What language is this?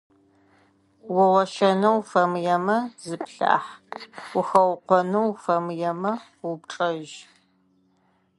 Adyghe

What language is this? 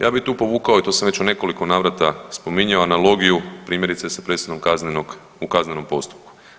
Croatian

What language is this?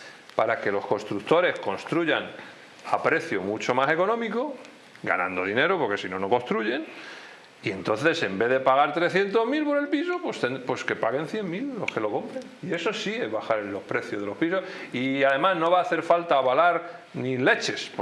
Spanish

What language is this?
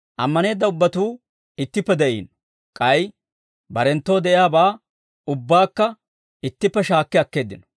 Dawro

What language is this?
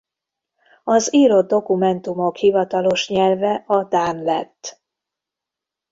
Hungarian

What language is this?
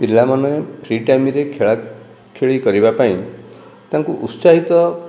Odia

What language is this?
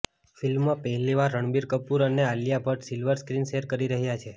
Gujarati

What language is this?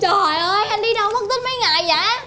Vietnamese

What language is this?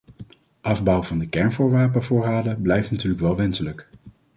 Dutch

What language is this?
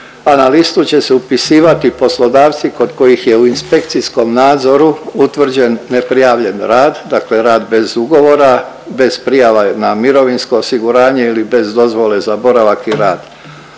Croatian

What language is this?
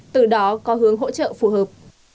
Vietnamese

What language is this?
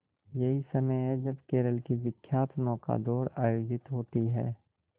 Hindi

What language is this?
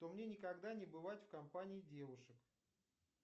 Russian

